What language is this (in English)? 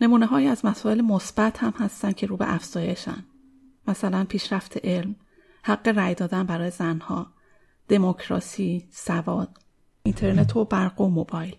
Persian